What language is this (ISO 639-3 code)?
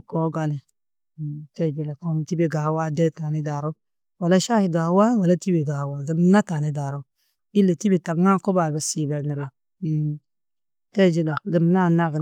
tuq